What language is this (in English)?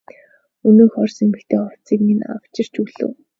Mongolian